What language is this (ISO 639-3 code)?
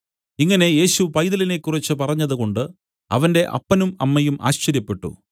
mal